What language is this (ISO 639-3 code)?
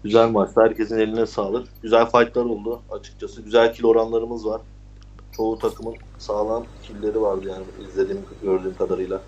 tur